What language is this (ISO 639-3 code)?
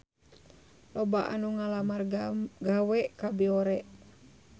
sun